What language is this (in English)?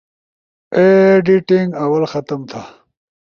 Ushojo